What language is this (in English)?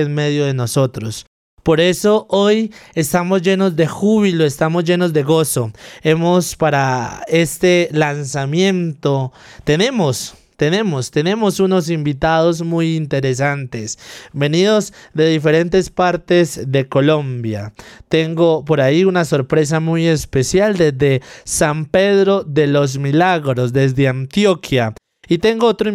Spanish